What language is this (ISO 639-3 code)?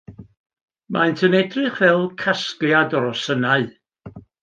cym